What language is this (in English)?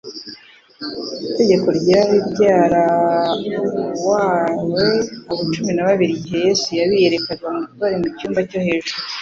Kinyarwanda